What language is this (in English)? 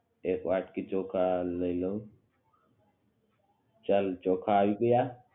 Gujarati